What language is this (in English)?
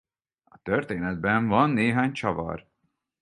Hungarian